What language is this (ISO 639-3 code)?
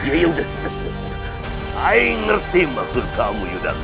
ind